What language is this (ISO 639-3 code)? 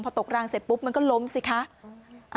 tha